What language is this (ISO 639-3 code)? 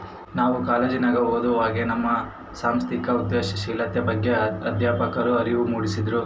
kan